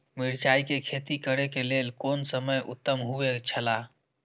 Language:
Maithili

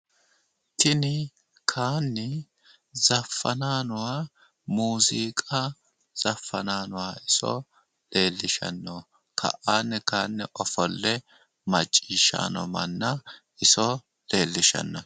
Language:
Sidamo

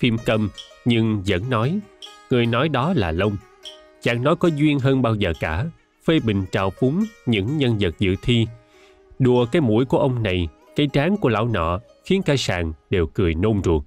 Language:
Vietnamese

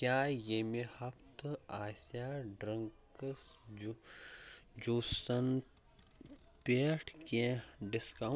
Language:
Kashmiri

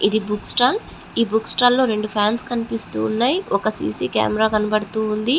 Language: Telugu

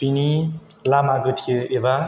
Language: Bodo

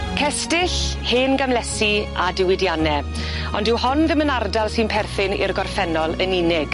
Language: Welsh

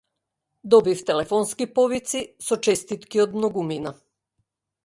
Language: Macedonian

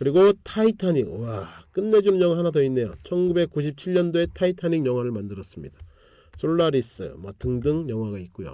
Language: Korean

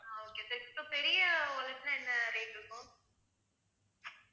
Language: Tamil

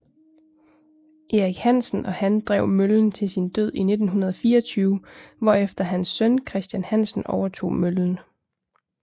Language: Danish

